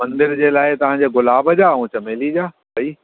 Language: Sindhi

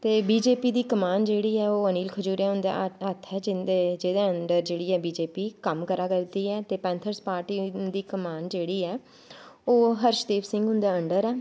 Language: Dogri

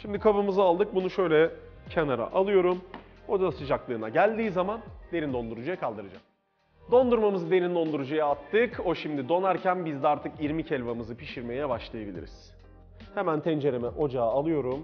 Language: Turkish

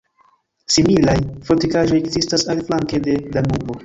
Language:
Esperanto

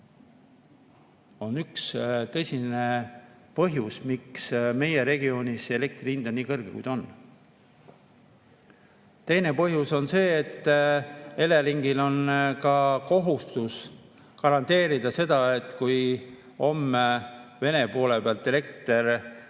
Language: Estonian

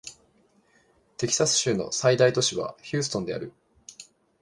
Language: Japanese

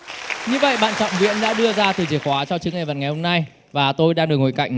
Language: Vietnamese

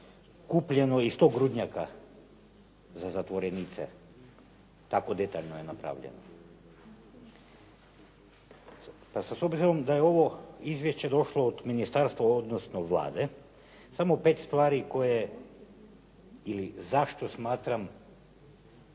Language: Croatian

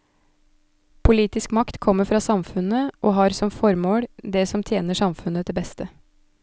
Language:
Norwegian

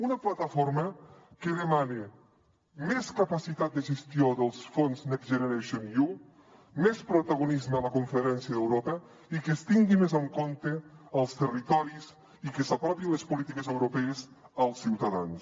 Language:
Catalan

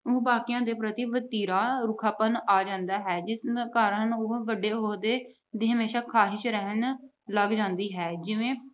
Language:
Punjabi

